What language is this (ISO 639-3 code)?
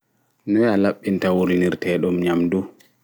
ful